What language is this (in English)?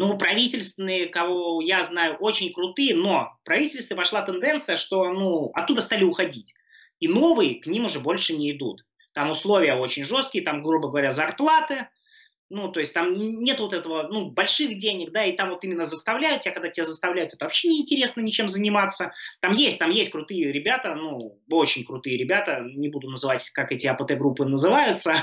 Russian